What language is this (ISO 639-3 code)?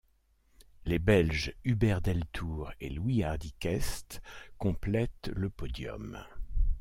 fra